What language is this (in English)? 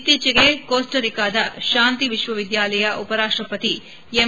Kannada